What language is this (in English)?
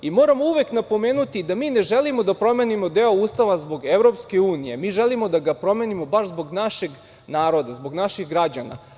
Serbian